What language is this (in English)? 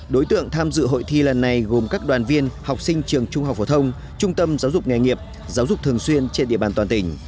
Vietnamese